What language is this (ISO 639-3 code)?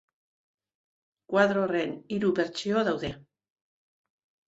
eus